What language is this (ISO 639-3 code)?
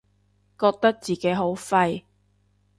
yue